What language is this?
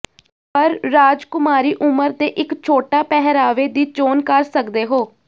Punjabi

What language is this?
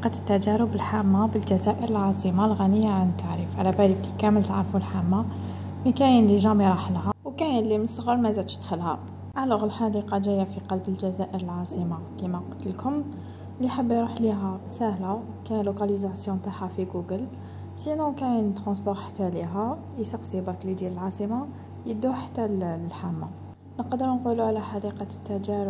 Arabic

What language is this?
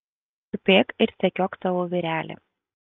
Lithuanian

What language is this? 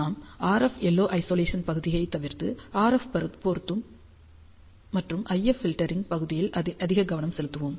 Tamil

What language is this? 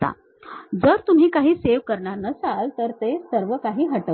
Marathi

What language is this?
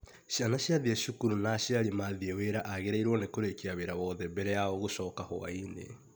Kikuyu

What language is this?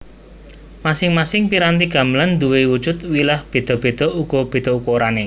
Javanese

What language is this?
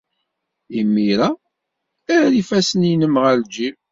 Kabyle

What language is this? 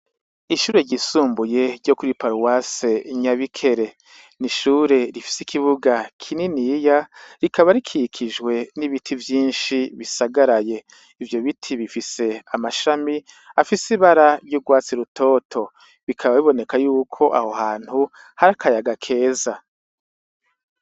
Rundi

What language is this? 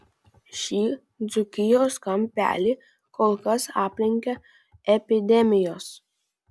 Lithuanian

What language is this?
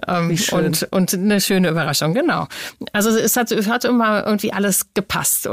German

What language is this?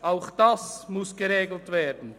Swiss German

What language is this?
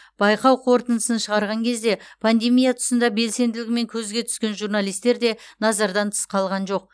Kazakh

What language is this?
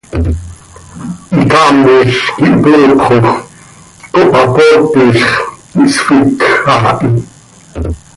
Seri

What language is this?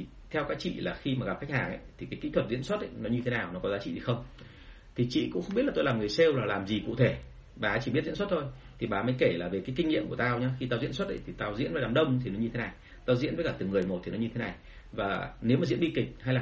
Vietnamese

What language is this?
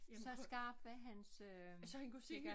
Danish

